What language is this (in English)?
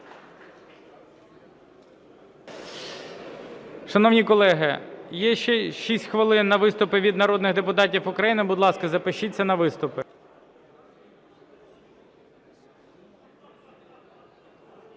Ukrainian